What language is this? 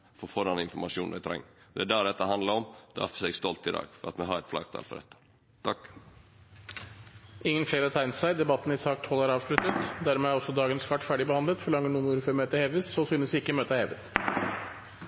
Norwegian Nynorsk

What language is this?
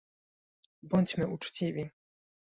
Polish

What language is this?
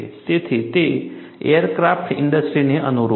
Gujarati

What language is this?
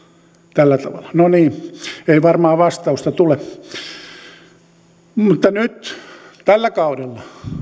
Finnish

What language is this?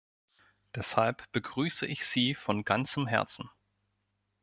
German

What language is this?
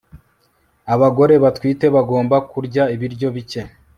Kinyarwanda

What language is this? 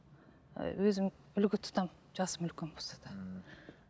Kazakh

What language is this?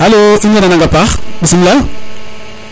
Serer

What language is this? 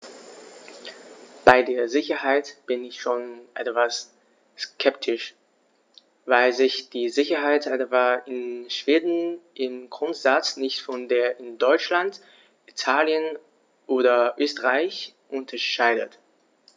German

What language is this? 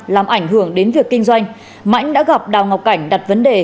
Vietnamese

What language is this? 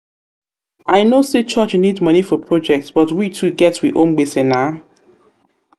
Nigerian Pidgin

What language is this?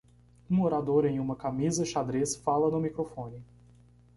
Portuguese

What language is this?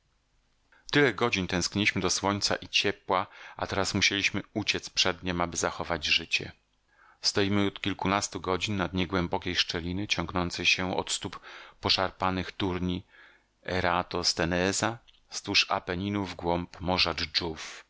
Polish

